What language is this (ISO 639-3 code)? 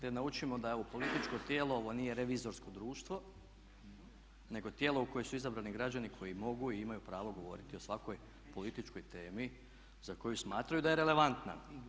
hrv